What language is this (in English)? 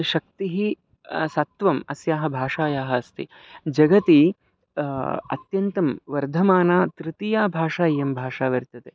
Sanskrit